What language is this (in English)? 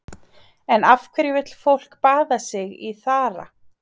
Icelandic